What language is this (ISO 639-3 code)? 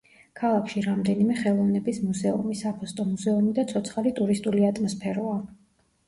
kat